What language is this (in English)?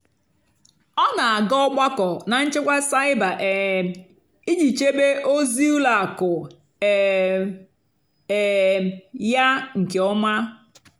Igbo